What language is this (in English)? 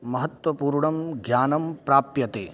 Sanskrit